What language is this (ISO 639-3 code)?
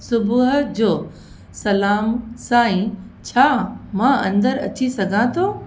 snd